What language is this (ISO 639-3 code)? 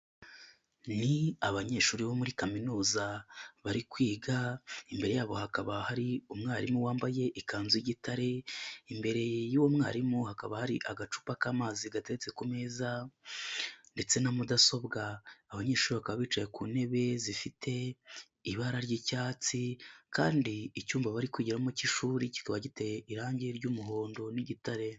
kin